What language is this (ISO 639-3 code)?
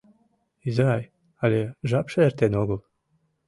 chm